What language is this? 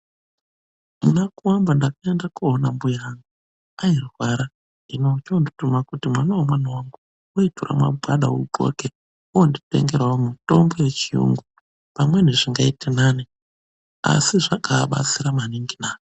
Ndau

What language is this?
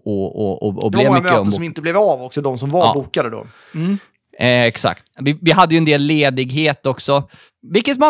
Swedish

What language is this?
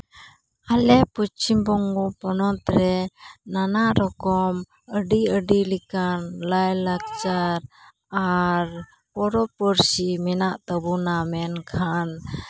Santali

